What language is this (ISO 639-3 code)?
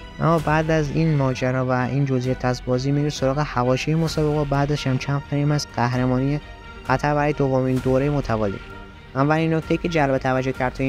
fas